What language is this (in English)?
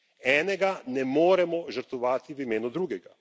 Slovenian